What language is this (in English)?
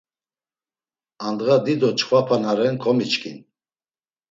Laz